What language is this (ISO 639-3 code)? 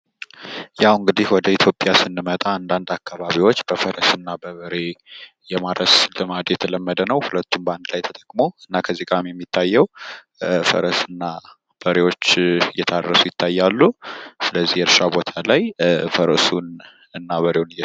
amh